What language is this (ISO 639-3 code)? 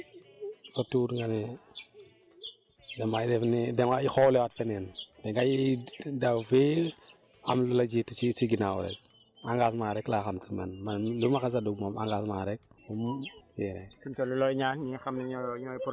wol